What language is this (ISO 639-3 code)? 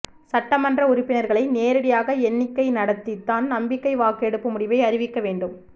tam